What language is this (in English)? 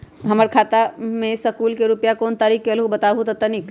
Magahi